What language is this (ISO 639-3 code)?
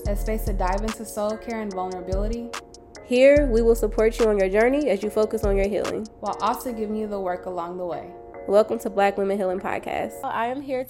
eng